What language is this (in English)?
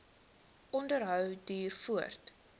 Afrikaans